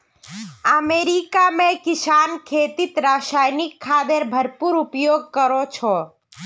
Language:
Magahi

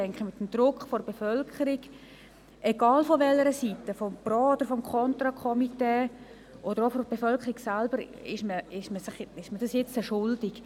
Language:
Swiss German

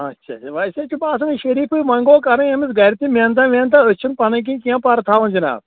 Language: Kashmiri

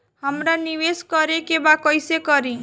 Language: Bhojpuri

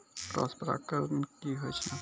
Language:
Maithili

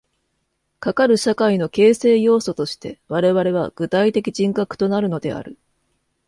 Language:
Japanese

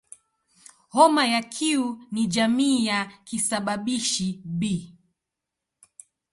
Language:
Swahili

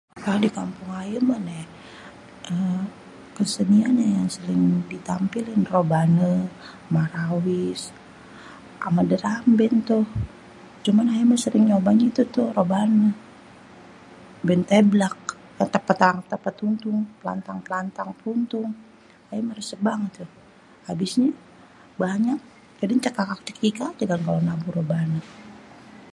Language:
Betawi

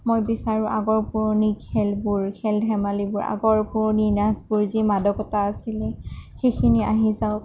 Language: Assamese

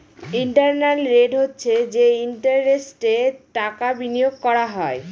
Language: Bangla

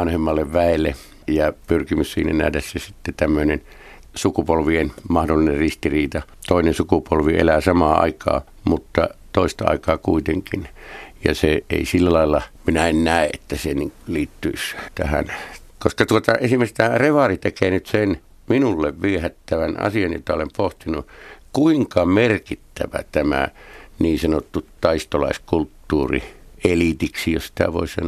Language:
Finnish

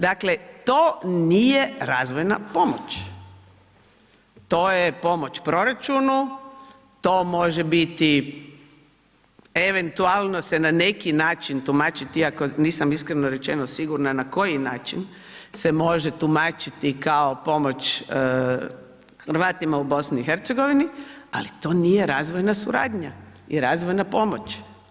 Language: Croatian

